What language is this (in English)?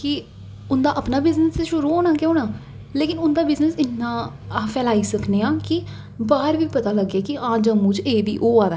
Dogri